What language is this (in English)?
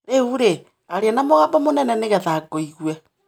Kikuyu